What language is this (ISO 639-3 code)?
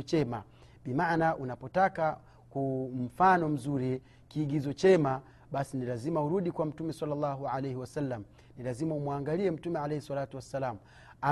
swa